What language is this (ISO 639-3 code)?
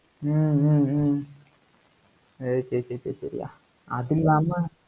tam